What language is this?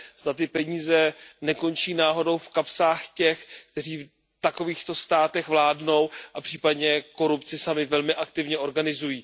Czech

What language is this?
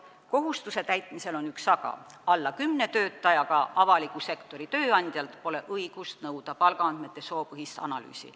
Estonian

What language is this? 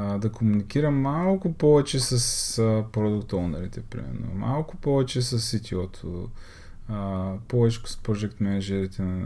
Bulgarian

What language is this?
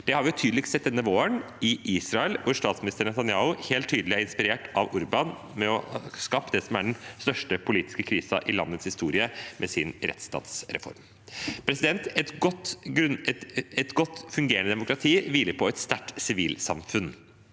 Norwegian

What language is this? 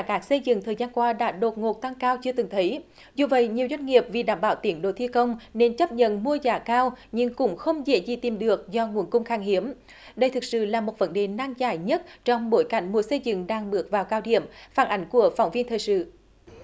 Vietnamese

